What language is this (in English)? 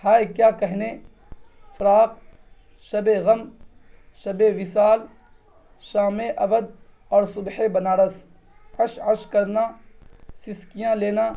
Urdu